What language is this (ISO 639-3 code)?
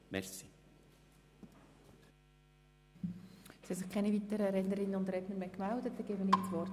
gsw